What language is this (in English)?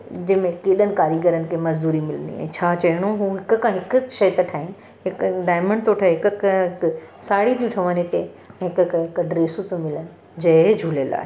Sindhi